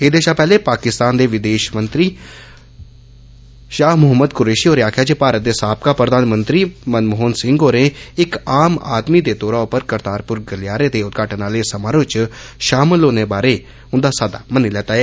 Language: Dogri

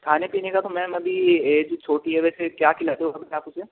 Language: Hindi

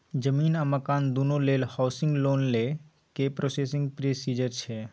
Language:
Maithili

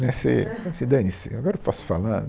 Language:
Portuguese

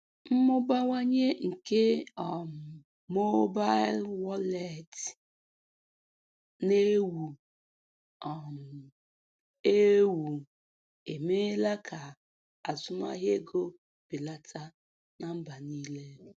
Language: Igbo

